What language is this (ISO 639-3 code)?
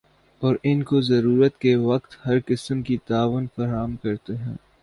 urd